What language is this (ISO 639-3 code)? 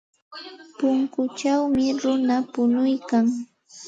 qxt